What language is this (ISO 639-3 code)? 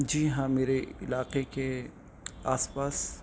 urd